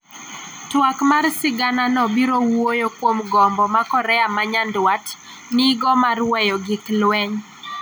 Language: Luo (Kenya and Tanzania)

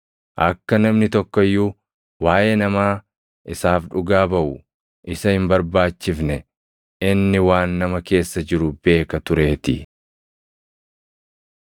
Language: Oromo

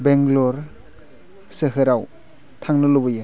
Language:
Bodo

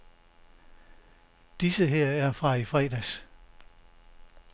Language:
Danish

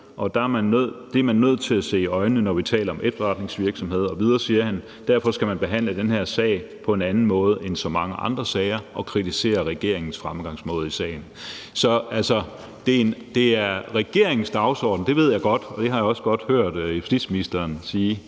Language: Danish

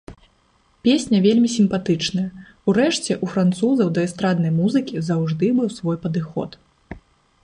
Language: Belarusian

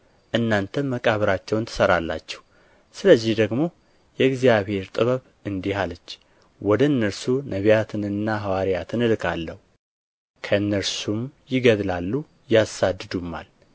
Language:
Amharic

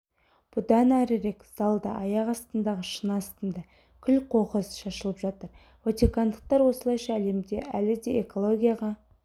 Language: Kazakh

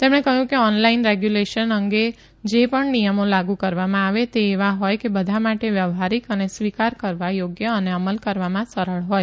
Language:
Gujarati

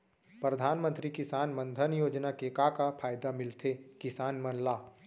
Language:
Chhattisgarhi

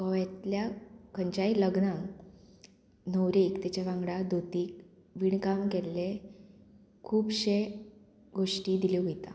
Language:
Konkani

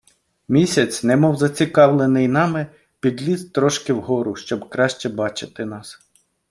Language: Ukrainian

